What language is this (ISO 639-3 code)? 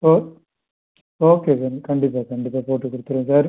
tam